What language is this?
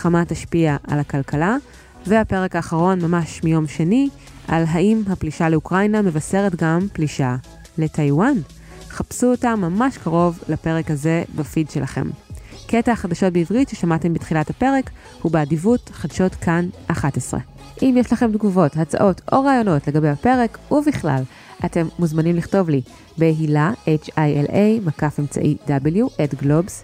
Hebrew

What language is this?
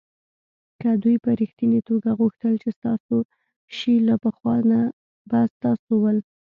Pashto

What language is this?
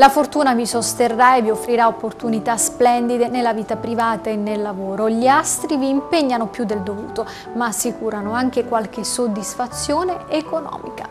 Italian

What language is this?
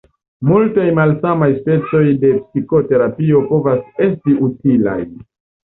Esperanto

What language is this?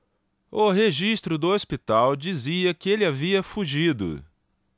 Portuguese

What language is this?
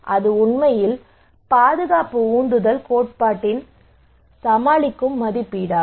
Tamil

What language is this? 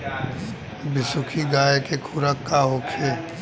Bhojpuri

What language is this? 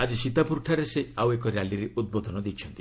Odia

